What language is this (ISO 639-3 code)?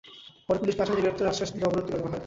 ben